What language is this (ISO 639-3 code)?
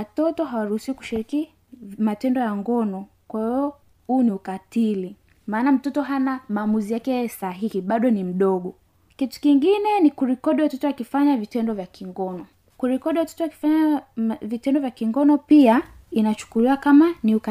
swa